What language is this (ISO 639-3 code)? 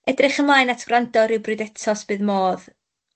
cym